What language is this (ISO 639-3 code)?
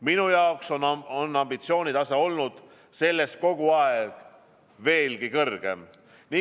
est